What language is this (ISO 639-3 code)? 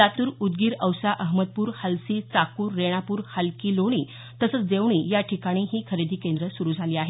mar